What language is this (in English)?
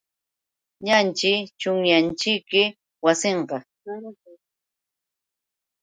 Yauyos Quechua